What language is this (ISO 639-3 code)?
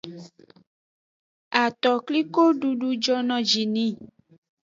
ajg